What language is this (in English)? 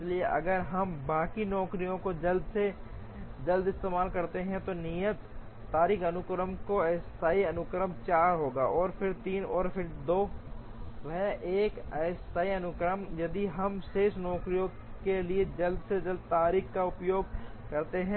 Hindi